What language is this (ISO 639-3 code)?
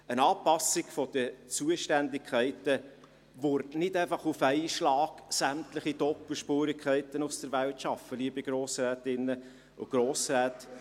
gsw